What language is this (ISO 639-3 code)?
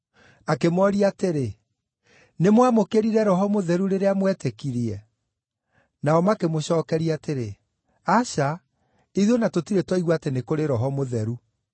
kik